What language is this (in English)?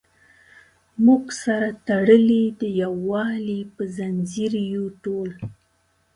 Pashto